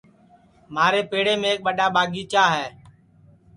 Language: Sansi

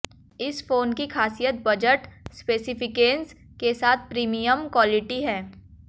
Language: Hindi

